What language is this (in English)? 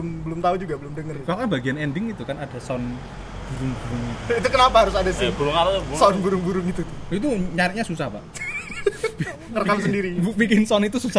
Indonesian